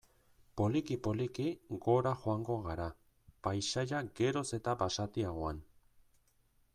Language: Basque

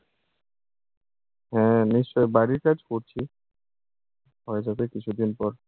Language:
Bangla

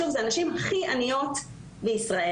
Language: Hebrew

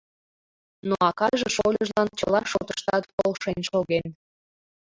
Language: Mari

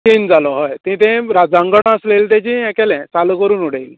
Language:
Konkani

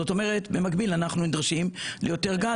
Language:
Hebrew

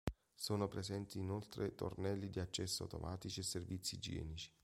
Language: Italian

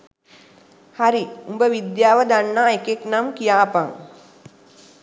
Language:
Sinhala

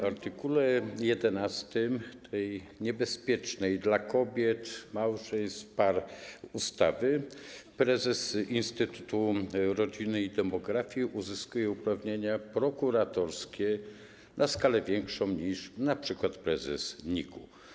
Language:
Polish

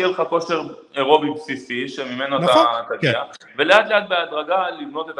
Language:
Hebrew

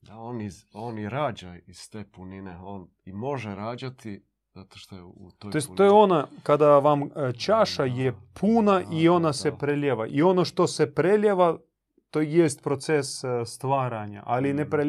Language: Croatian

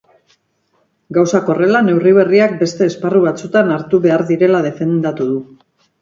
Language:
Basque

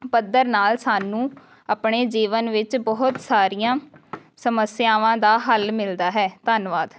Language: Punjabi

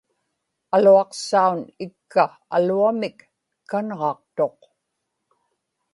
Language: Inupiaq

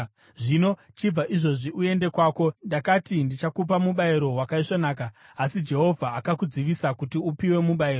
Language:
Shona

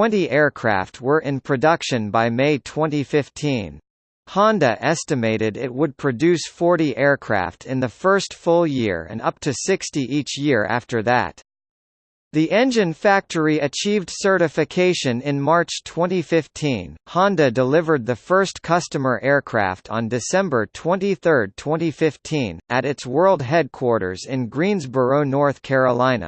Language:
English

